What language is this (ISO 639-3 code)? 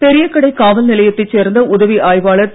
tam